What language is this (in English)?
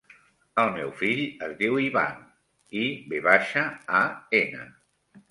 Catalan